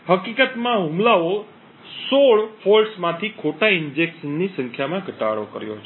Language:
Gujarati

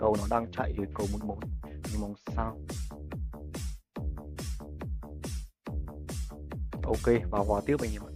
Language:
Vietnamese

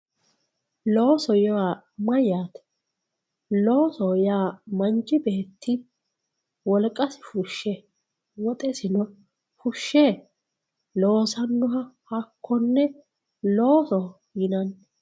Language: Sidamo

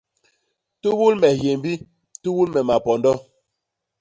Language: Basaa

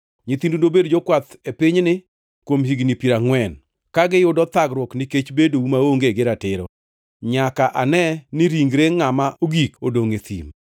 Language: Luo (Kenya and Tanzania)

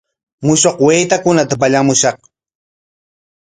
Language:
Corongo Ancash Quechua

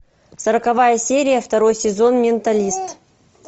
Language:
Russian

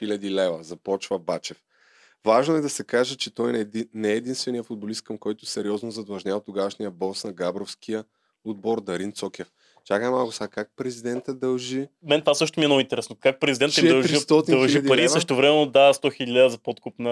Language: Bulgarian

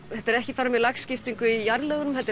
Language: Icelandic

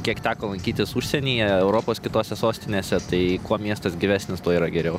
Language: Lithuanian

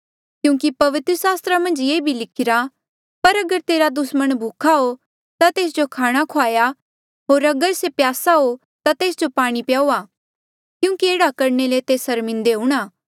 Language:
Mandeali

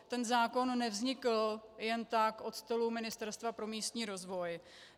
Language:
Czech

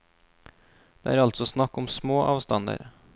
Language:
Norwegian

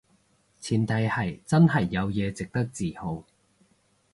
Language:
Cantonese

